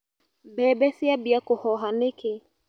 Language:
Kikuyu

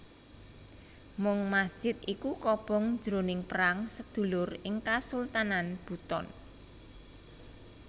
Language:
Javanese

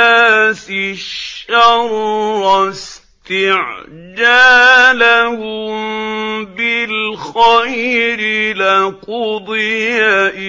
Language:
Arabic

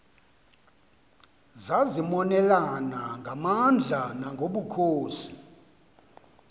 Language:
Xhosa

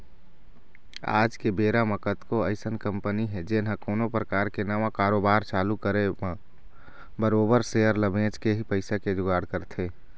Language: Chhattisgarhi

